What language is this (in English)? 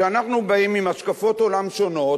Hebrew